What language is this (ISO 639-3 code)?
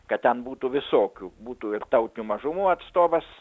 lit